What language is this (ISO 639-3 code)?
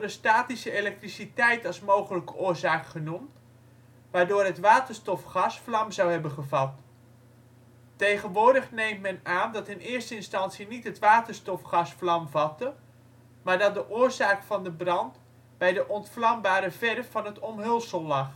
nld